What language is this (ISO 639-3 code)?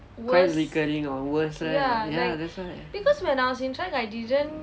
eng